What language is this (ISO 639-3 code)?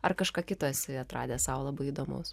lit